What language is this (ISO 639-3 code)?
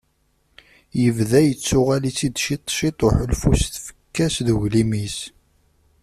kab